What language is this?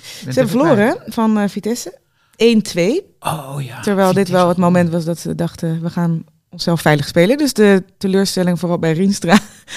Dutch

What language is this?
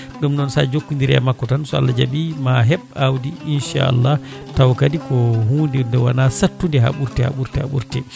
Fula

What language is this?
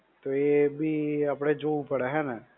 Gujarati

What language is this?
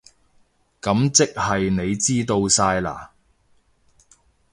Cantonese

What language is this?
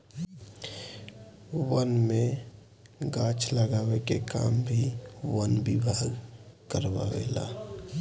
Bhojpuri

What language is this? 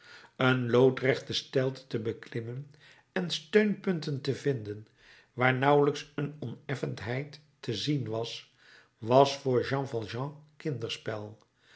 Dutch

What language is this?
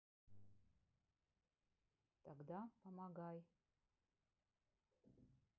Russian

